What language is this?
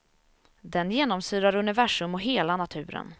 Swedish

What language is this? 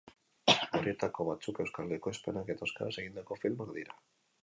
Basque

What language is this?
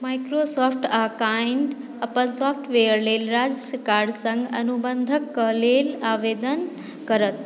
Maithili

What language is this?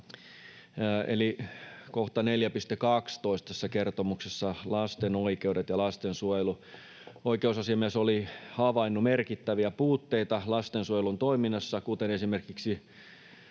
Finnish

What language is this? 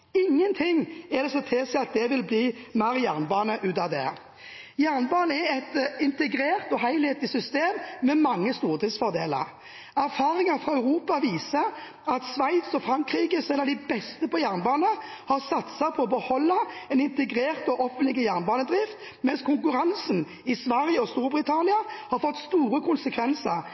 Norwegian Bokmål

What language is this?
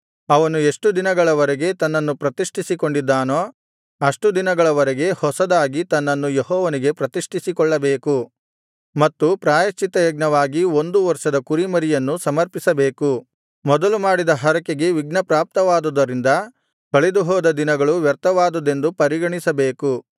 Kannada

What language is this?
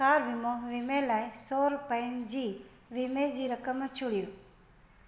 Sindhi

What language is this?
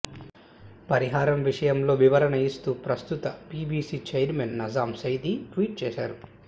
Telugu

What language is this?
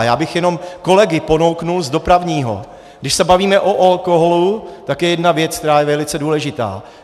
Czech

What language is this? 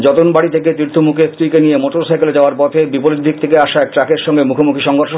Bangla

